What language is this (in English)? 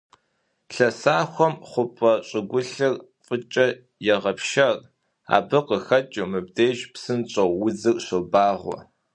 Kabardian